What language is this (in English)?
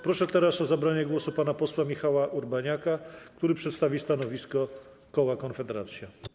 Polish